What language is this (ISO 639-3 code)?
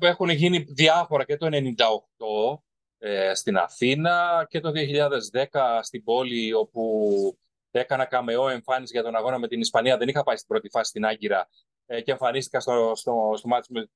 ell